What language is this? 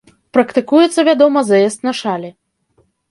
Belarusian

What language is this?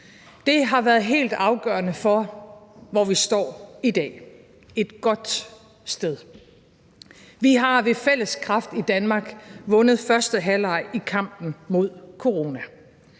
Danish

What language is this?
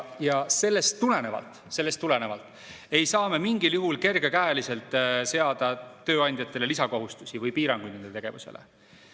Estonian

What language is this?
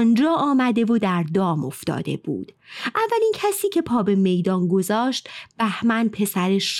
Persian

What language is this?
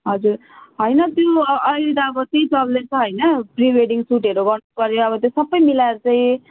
Nepali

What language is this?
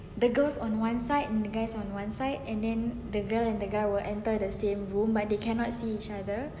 English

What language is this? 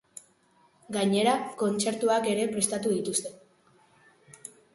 Basque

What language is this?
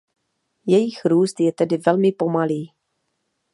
Czech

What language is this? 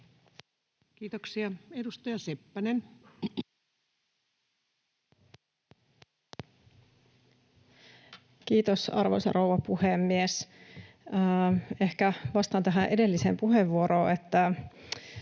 Finnish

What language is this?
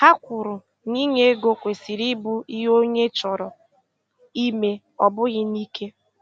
Igbo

